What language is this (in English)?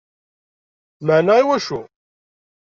Kabyle